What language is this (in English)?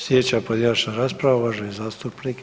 Croatian